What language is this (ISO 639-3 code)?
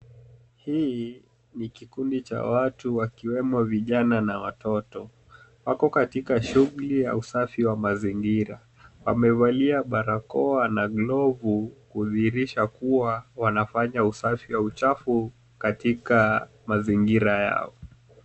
swa